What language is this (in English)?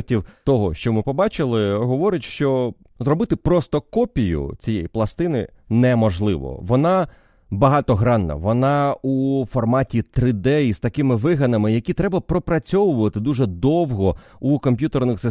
Ukrainian